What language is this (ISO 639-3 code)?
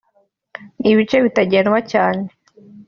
kin